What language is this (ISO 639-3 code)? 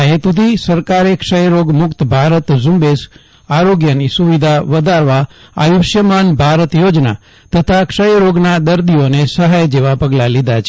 guj